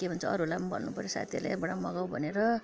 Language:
Nepali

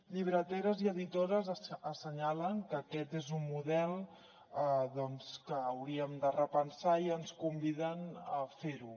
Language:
Catalan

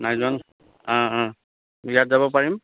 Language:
Assamese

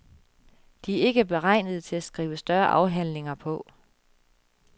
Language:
Danish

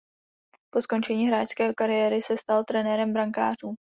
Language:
Czech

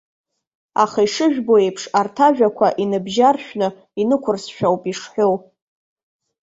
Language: Abkhazian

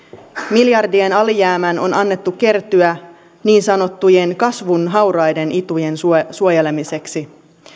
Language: Finnish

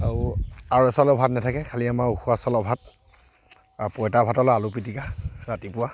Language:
Assamese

